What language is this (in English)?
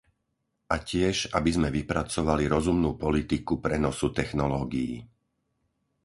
Slovak